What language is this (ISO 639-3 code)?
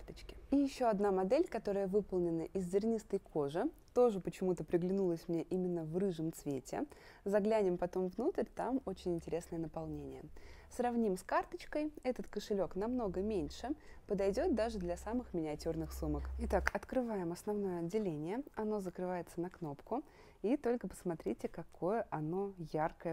rus